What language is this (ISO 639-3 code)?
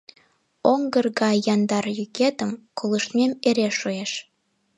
chm